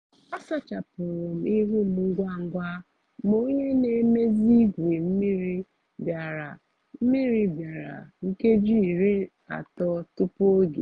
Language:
Igbo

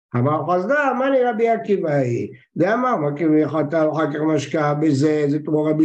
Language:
Hebrew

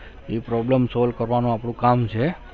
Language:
Gujarati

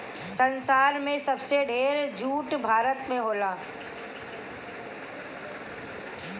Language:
Bhojpuri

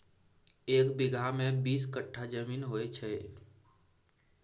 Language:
Maithili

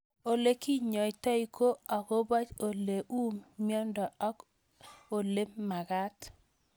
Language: Kalenjin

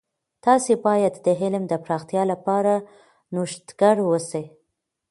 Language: Pashto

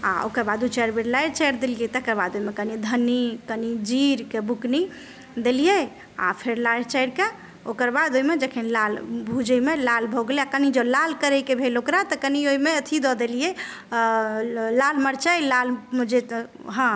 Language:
Maithili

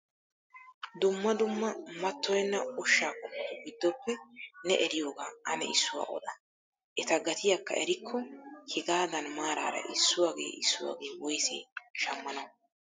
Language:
Wolaytta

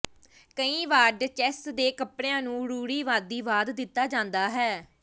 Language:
Punjabi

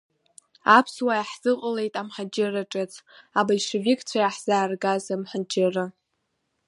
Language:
Abkhazian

